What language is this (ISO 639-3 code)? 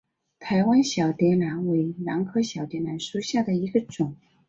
zho